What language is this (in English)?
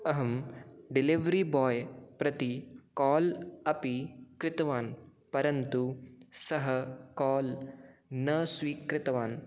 Sanskrit